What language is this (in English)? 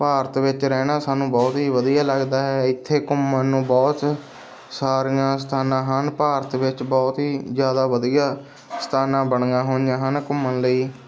Punjabi